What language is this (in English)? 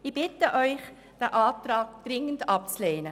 Swiss German